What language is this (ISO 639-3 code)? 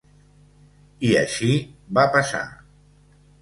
cat